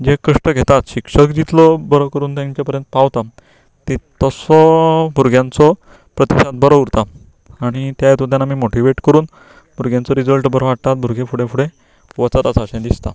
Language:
Konkani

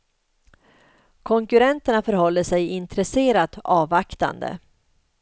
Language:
Swedish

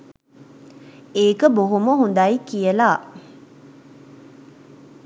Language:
Sinhala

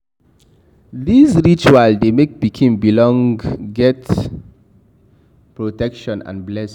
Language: Nigerian Pidgin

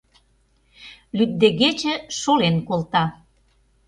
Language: Mari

